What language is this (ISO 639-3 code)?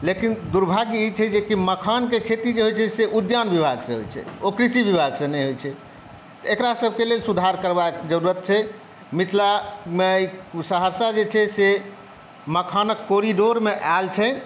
mai